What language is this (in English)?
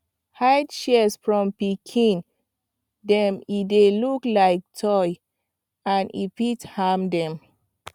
Nigerian Pidgin